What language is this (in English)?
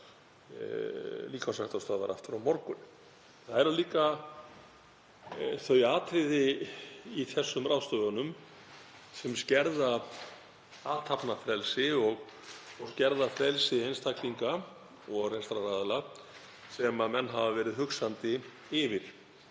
Icelandic